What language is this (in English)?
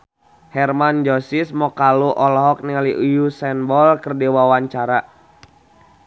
Sundanese